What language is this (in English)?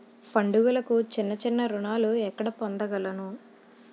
Telugu